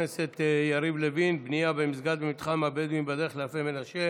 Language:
Hebrew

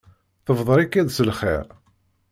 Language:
Kabyle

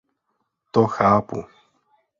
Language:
Czech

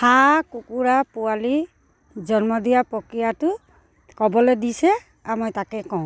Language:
Assamese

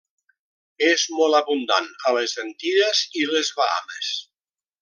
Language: Catalan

